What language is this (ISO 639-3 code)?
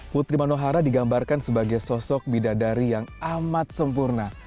ind